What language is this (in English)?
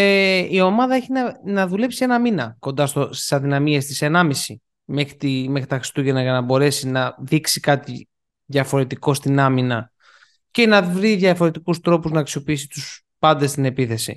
Greek